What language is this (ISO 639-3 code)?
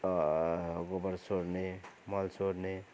nep